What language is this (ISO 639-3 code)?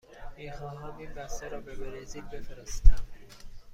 fas